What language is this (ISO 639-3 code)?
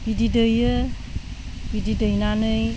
brx